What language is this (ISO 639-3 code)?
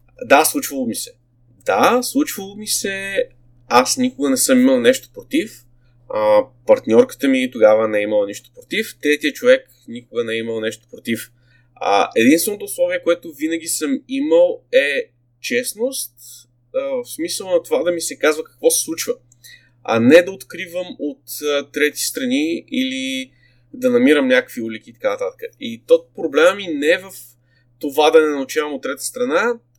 bul